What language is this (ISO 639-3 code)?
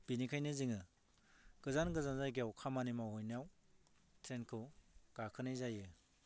brx